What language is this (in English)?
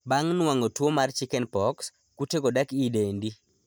Luo (Kenya and Tanzania)